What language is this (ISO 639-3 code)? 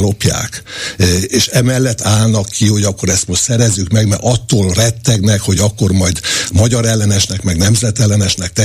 hun